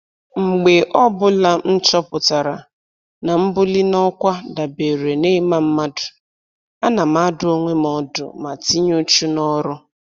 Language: Igbo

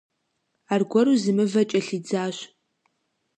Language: Kabardian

